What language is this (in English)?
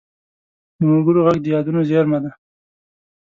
Pashto